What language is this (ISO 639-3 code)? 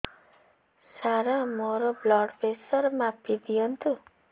ori